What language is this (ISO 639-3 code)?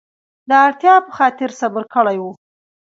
pus